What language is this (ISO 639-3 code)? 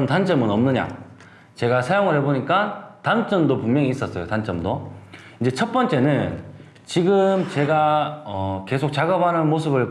kor